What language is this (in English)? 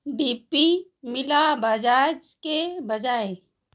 Hindi